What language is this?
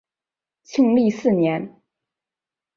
Chinese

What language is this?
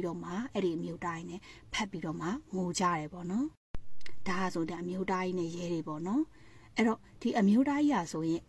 Thai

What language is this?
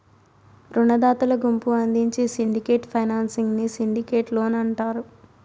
Telugu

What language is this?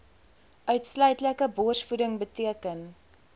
Afrikaans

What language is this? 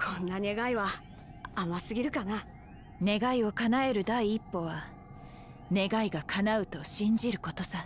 Japanese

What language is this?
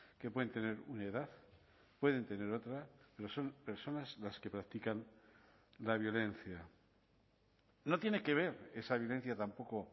Spanish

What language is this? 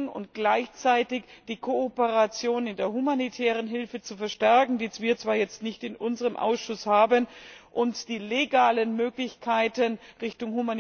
German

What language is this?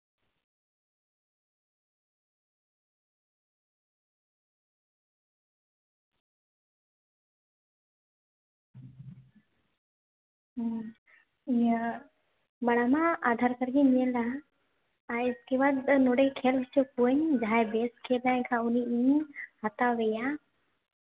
Santali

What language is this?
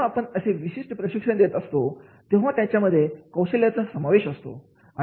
Marathi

